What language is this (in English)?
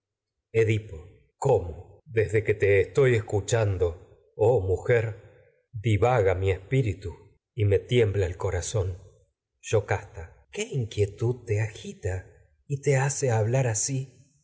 Spanish